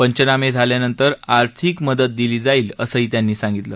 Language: Marathi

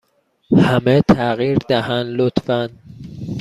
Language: Persian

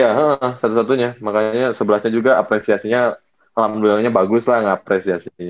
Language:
Indonesian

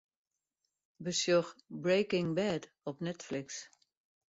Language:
Western Frisian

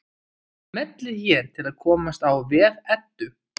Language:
Icelandic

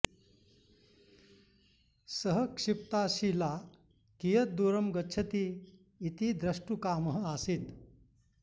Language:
Sanskrit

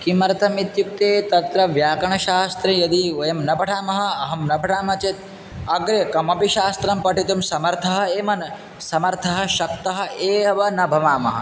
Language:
Sanskrit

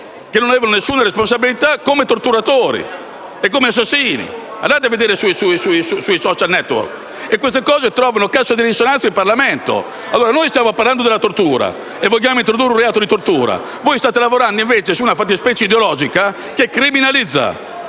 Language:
Italian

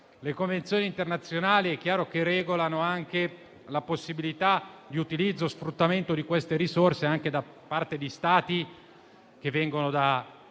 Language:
Italian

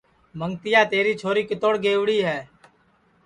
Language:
Sansi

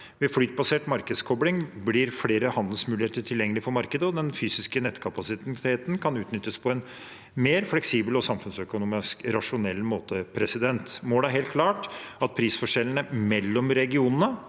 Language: Norwegian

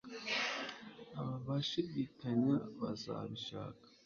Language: Kinyarwanda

